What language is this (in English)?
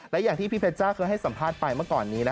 Thai